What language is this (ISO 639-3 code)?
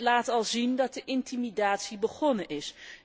nld